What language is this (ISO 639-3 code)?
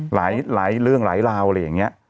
tha